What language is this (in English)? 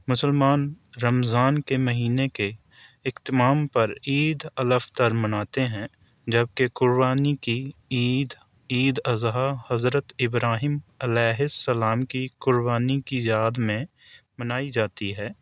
Urdu